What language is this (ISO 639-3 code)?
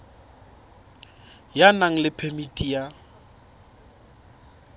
sot